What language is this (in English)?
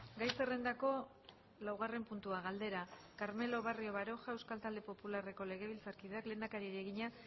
Basque